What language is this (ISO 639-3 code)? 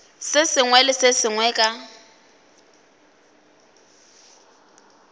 nso